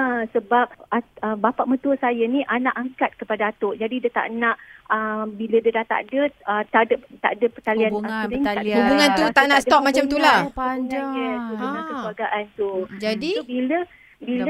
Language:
Malay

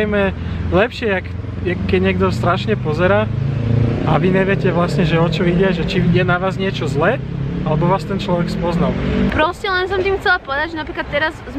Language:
Slovak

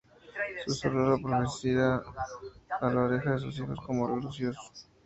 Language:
Spanish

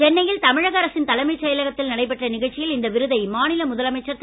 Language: Tamil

